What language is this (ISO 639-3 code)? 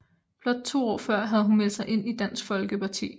dan